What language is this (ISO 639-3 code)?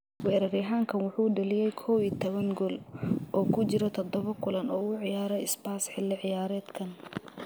som